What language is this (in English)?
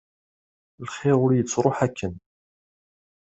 Kabyle